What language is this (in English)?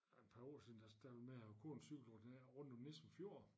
Danish